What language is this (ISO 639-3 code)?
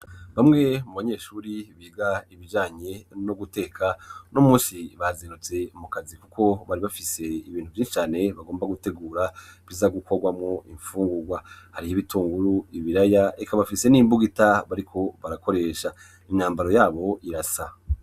run